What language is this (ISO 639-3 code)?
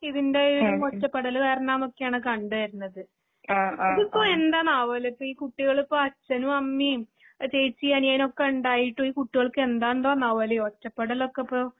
mal